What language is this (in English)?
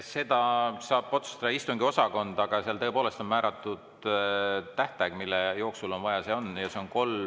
Estonian